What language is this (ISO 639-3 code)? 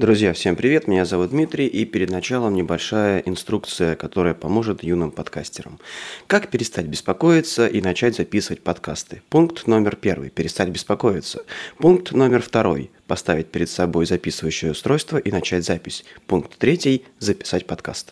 rus